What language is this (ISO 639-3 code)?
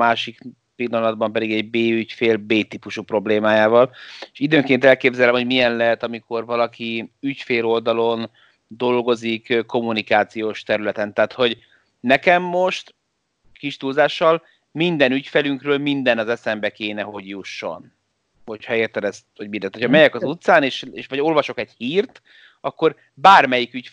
hun